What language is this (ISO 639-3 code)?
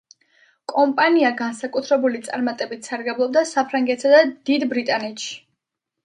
kat